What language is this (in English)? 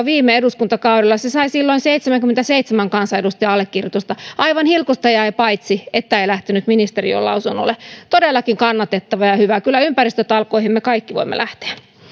Finnish